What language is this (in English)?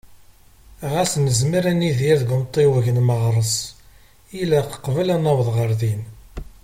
Kabyle